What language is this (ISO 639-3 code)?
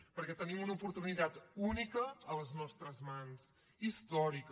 cat